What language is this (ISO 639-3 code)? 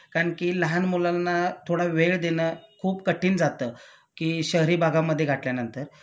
mar